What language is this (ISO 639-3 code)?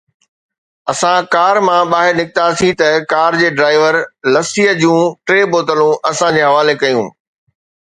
snd